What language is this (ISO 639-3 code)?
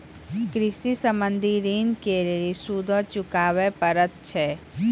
mai